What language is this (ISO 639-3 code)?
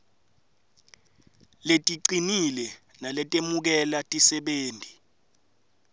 ssw